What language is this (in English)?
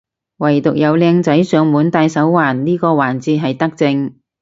Cantonese